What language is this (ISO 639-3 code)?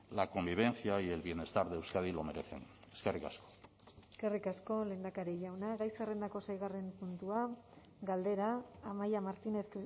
eus